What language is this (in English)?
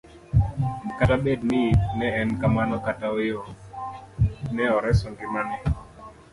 Luo (Kenya and Tanzania)